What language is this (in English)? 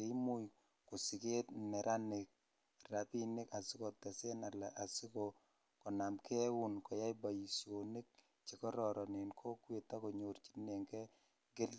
Kalenjin